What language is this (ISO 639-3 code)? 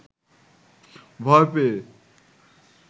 ben